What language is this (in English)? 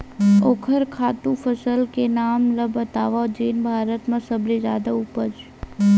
Chhattisgarhi